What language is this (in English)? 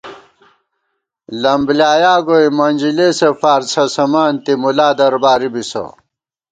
Gawar-Bati